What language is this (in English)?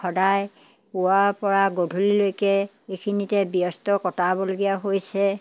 Assamese